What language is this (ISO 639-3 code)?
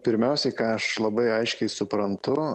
lit